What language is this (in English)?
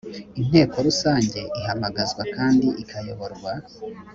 Kinyarwanda